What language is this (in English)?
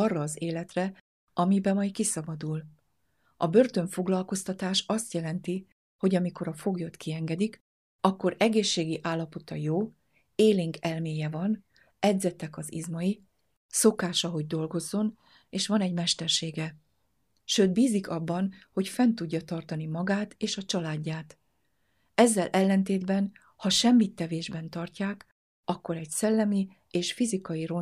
Hungarian